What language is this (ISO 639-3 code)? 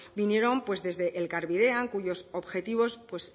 spa